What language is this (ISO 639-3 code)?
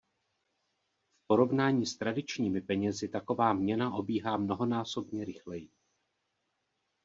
ces